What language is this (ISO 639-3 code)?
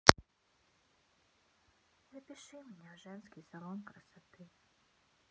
rus